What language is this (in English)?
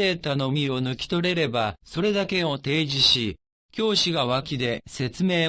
Japanese